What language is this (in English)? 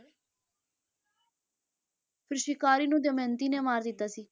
Punjabi